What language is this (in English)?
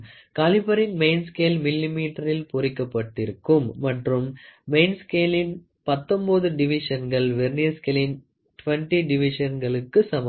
Tamil